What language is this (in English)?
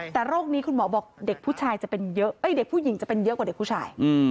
Thai